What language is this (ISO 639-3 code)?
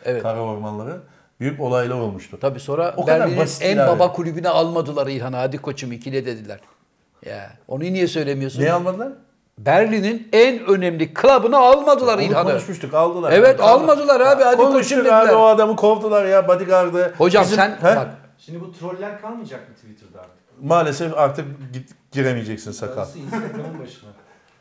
tur